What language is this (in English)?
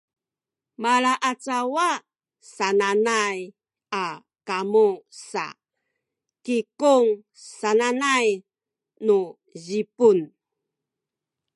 Sakizaya